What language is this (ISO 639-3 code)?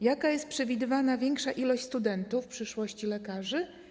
pol